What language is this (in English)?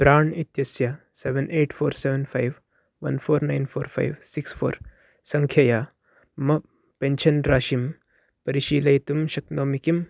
Sanskrit